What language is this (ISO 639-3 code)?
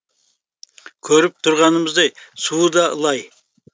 kaz